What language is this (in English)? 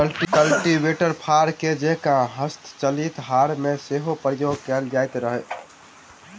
Maithili